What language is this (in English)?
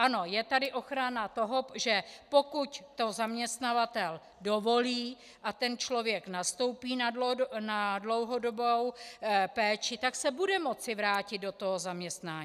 Czech